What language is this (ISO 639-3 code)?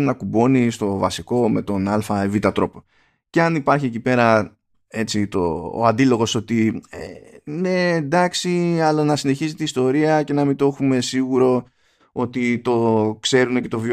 ell